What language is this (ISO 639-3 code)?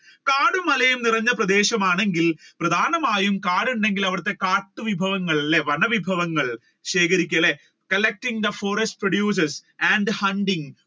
mal